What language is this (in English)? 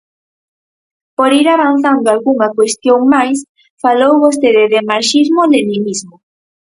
Galician